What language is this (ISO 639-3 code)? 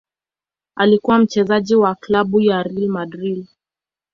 swa